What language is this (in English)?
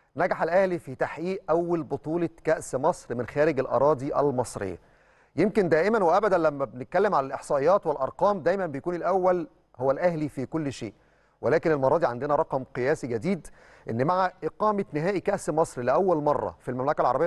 Arabic